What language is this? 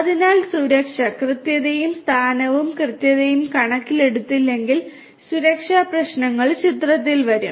Malayalam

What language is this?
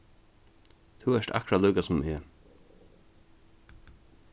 Faroese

